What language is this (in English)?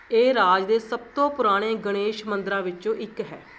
Punjabi